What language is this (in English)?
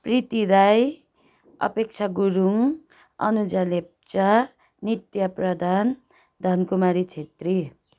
Nepali